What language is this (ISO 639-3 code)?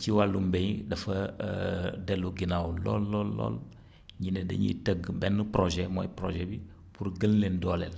wol